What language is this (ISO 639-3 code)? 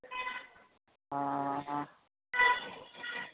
asm